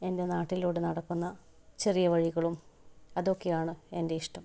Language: Malayalam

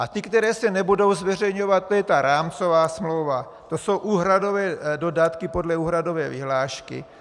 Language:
Czech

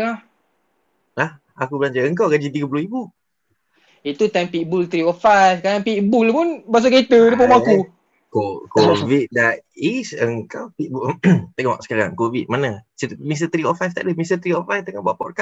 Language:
Malay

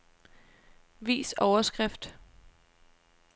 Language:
Danish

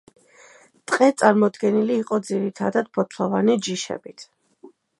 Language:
Georgian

